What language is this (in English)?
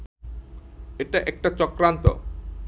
Bangla